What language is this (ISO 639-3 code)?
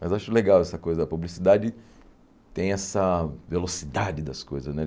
por